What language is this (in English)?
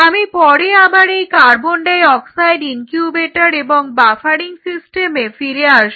Bangla